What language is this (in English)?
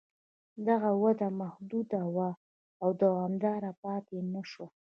Pashto